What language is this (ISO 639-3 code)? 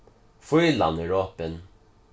fao